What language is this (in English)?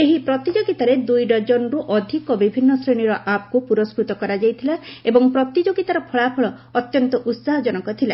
Odia